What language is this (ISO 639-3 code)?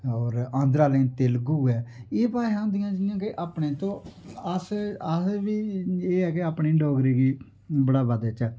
doi